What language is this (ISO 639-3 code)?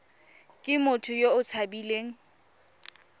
tsn